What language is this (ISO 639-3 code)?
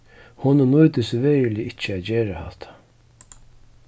fao